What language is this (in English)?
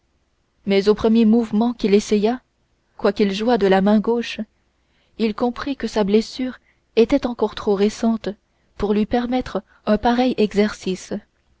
French